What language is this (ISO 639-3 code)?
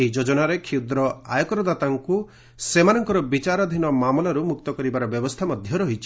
ori